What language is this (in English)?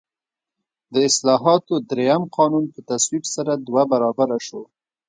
Pashto